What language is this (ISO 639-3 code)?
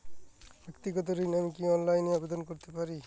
ben